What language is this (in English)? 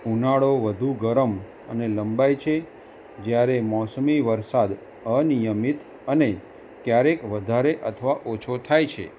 Gujarati